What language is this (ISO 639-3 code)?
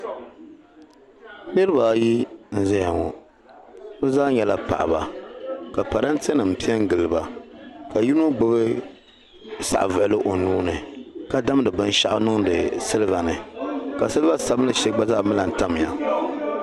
dag